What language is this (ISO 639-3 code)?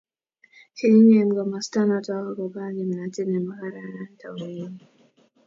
kln